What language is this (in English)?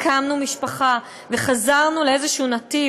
Hebrew